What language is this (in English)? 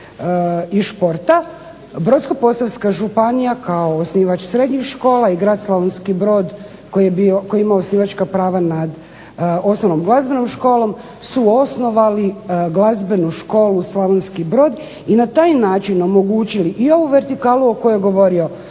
Croatian